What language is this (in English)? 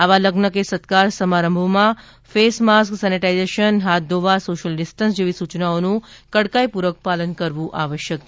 Gujarati